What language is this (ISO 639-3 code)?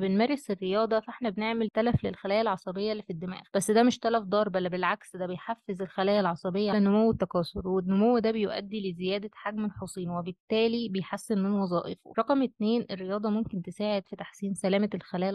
ara